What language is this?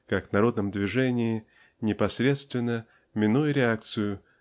Russian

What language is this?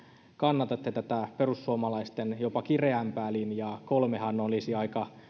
Finnish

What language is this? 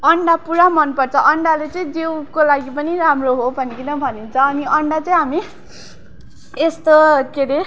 Nepali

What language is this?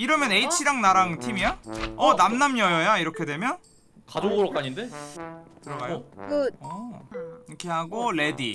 Korean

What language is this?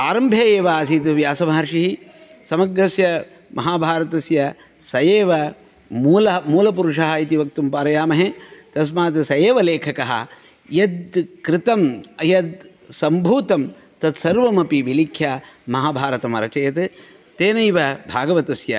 Sanskrit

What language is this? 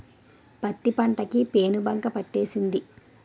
Telugu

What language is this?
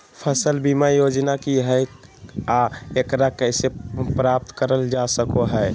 Magahi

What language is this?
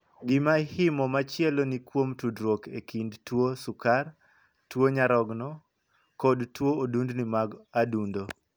Luo (Kenya and Tanzania)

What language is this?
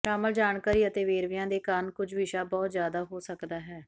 Punjabi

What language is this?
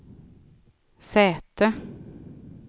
Swedish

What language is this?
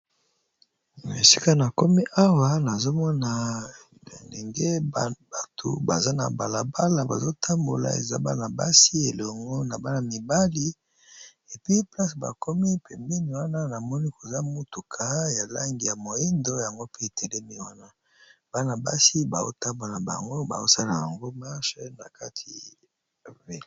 Lingala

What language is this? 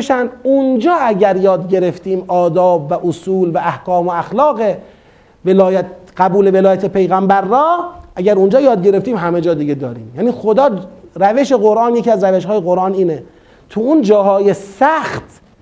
Persian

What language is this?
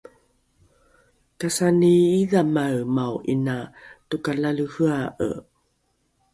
Rukai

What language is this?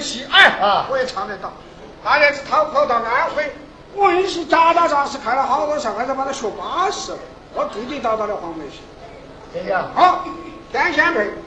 Chinese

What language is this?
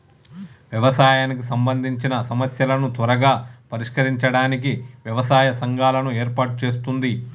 Telugu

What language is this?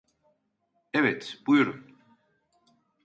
Turkish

